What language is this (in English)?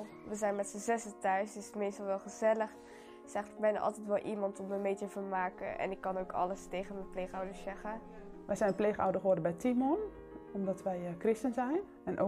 Dutch